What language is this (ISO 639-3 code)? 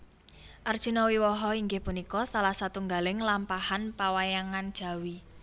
jav